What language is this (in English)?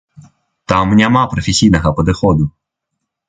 Belarusian